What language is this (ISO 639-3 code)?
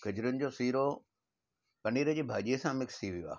snd